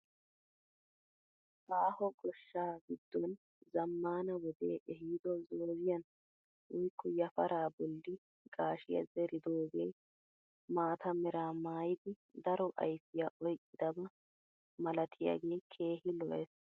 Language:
Wolaytta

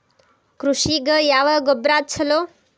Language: Kannada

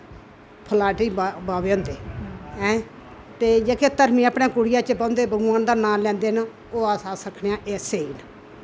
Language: Dogri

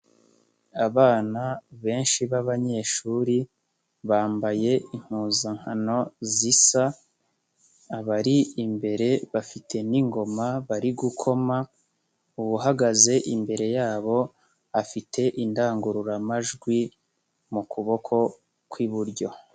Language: Kinyarwanda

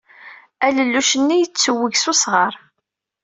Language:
Kabyle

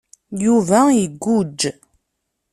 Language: Kabyle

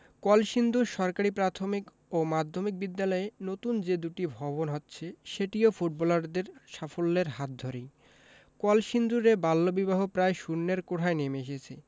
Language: Bangla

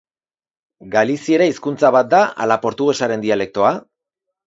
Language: Basque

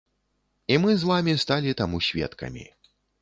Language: Belarusian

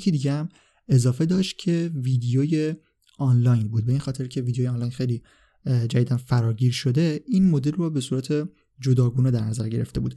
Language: Persian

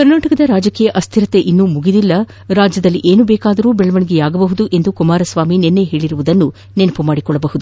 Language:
Kannada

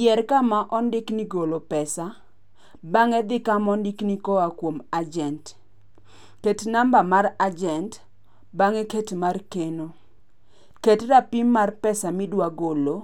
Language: Luo (Kenya and Tanzania)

